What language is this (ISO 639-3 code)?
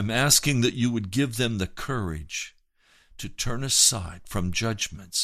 eng